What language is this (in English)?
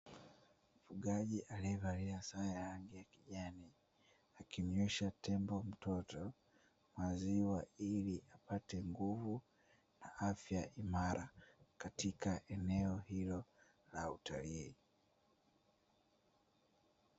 Swahili